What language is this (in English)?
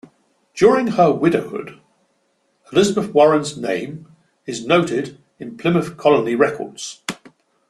English